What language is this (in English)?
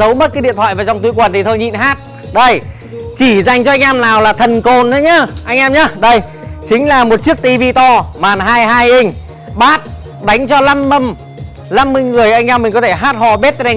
Vietnamese